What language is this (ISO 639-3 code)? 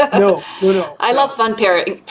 eng